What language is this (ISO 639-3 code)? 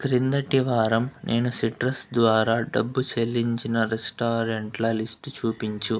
tel